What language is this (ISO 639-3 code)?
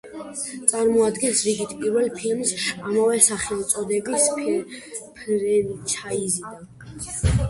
kat